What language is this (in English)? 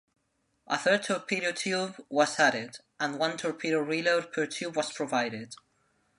English